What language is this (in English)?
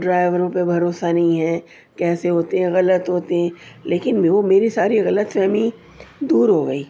Urdu